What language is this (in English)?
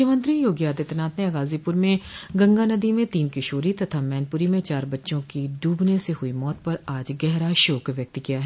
Hindi